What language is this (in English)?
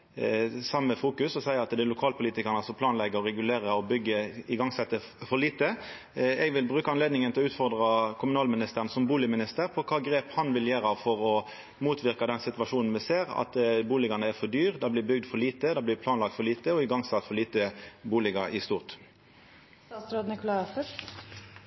Norwegian